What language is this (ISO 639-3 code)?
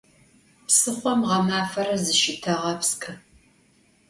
ady